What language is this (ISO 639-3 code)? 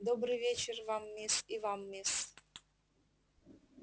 rus